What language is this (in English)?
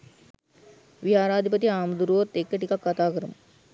Sinhala